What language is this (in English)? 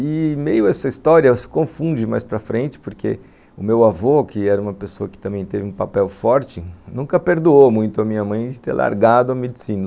Portuguese